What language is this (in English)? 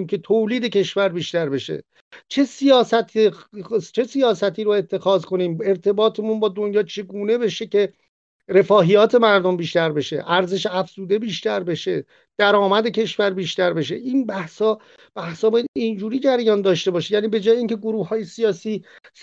Persian